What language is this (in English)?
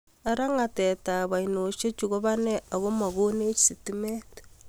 Kalenjin